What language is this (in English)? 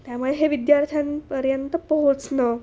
Marathi